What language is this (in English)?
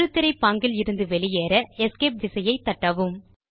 Tamil